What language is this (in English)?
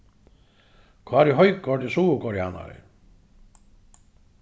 Faroese